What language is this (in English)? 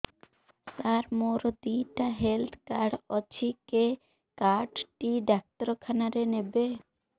Odia